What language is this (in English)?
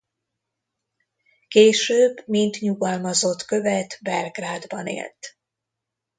Hungarian